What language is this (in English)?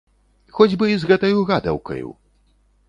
Belarusian